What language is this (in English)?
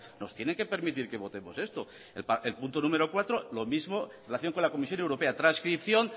Spanish